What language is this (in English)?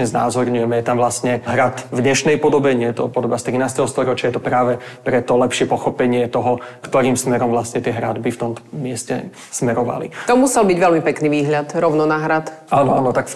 Slovak